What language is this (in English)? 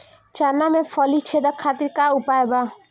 Bhojpuri